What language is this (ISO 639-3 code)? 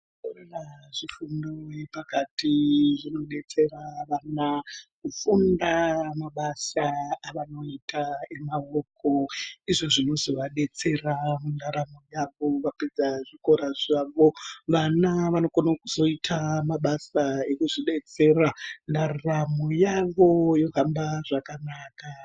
ndc